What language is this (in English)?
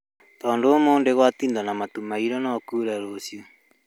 Kikuyu